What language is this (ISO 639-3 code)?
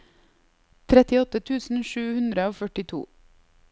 nor